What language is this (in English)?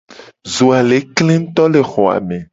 Gen